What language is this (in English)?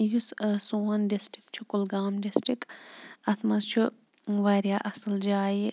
Kashmiri